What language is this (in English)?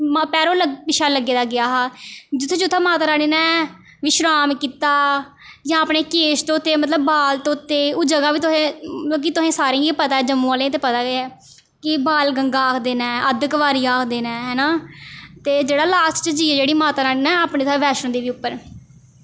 Dogri